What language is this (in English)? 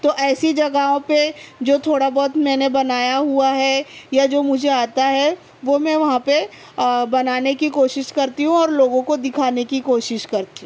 Urdu